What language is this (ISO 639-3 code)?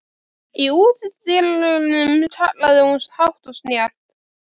isl